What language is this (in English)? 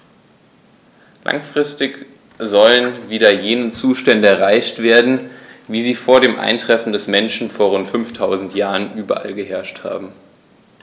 German